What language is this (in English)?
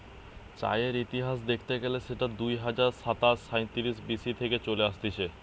Bangla